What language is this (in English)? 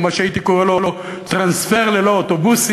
Hebrew